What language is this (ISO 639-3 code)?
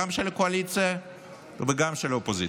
heb